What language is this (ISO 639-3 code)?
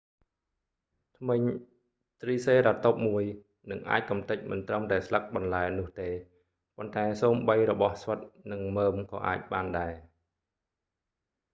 khm